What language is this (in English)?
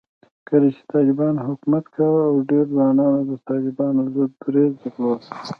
Pashto